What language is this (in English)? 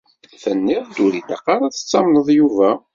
Kabyle